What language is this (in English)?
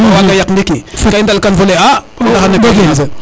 Serer